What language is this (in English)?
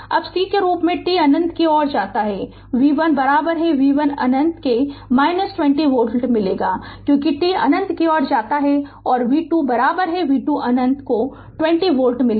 Hindi